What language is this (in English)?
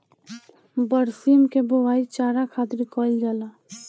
Bhojpuri